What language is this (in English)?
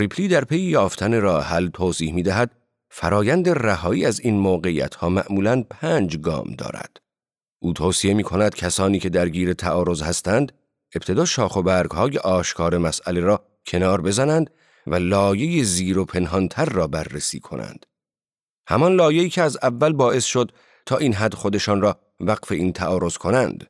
Persian